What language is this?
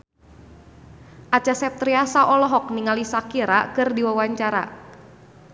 Sundanese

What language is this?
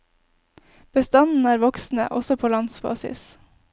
Norwegian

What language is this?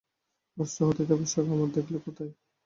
Bangla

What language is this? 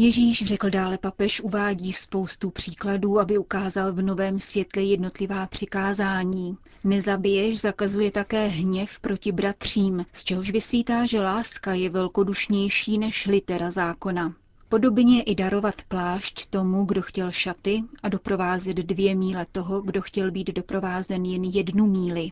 Czech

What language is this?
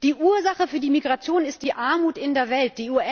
German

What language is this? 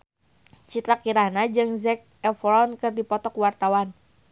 Sundanese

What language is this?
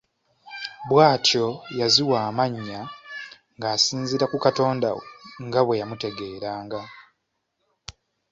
Ganda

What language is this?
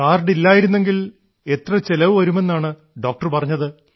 Malayalam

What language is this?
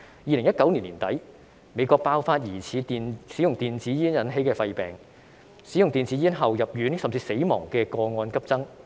Cantonese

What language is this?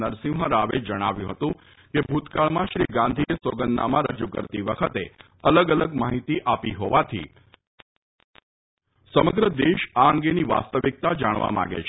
Gujarati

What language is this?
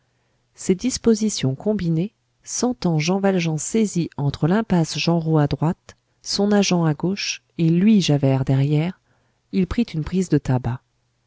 French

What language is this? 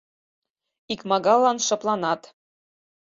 Mari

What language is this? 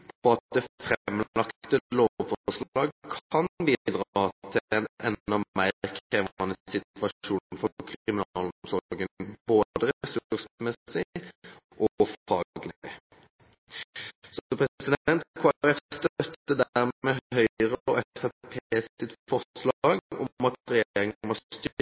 Norwegian Bokmål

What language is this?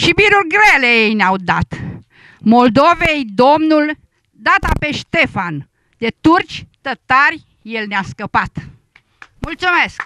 Romanian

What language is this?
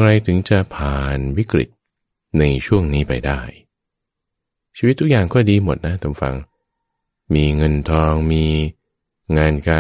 Thai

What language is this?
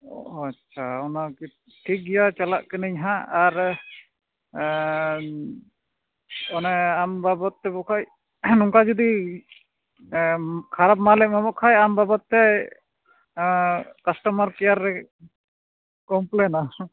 Santali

